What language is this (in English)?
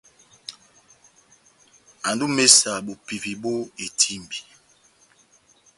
Batanga